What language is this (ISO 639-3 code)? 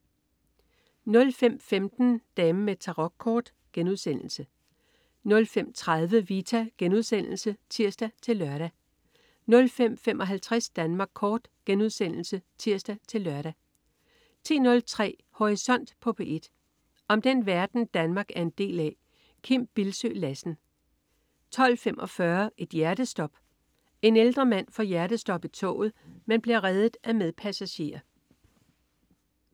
dan